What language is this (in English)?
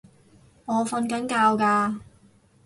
Cantonese